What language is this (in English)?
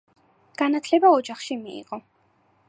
Georgian